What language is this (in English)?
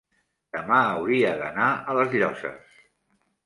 Catalan